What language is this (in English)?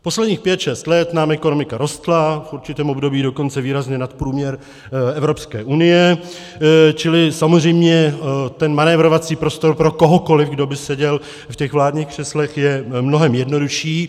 Czech